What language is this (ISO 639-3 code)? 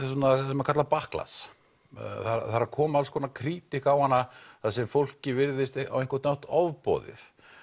isl